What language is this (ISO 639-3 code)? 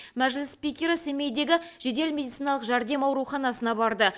kaz